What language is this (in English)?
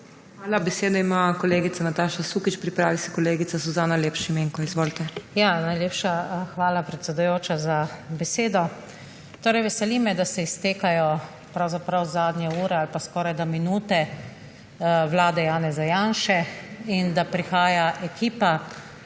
Slovenian